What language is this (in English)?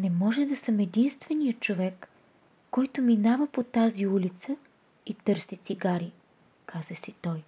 Bulgarian